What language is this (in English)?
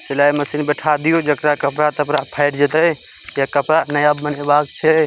Maithili